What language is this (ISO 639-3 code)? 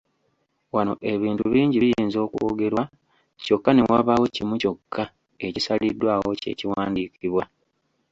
lug